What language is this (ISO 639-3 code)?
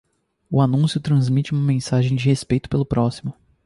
por